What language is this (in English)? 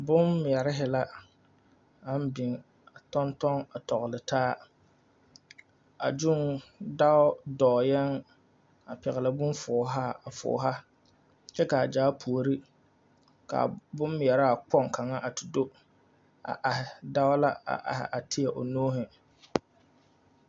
Southern Dagaare